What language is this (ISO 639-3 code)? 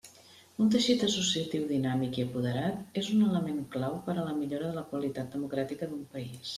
cat